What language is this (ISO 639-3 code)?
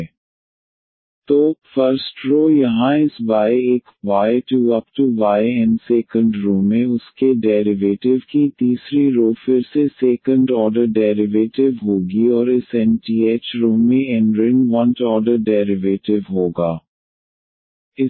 hin